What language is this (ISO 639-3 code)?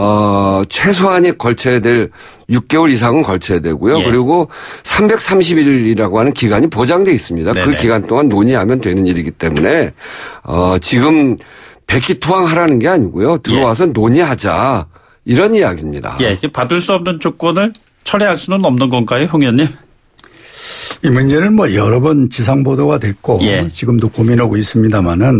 kor